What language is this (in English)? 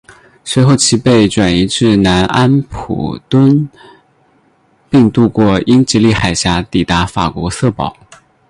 Chinese